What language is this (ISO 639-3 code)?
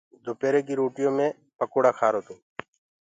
ggg